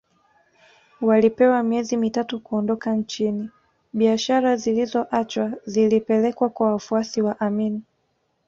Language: Swahili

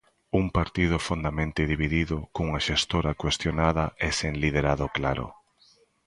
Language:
Galician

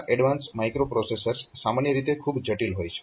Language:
Gujarati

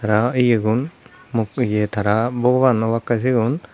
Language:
Chakma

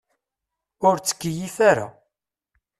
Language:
Kabyle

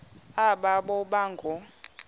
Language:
Xhosa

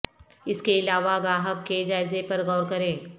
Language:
Urdu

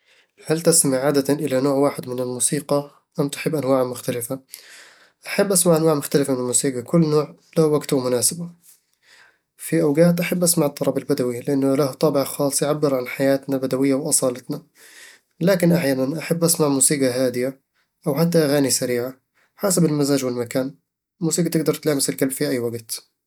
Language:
Eastern Egyptian Bedawi Arabic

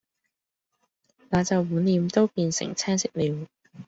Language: Cantonese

